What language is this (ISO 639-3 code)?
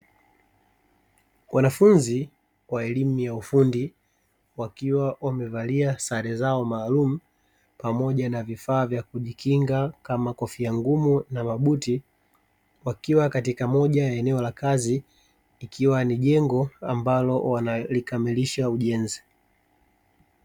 swa